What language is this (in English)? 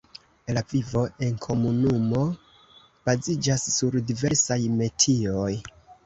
Esperanto